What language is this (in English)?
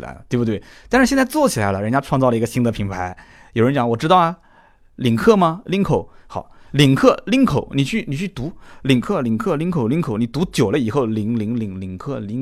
Chinese